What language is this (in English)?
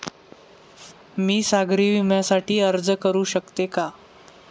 Marathi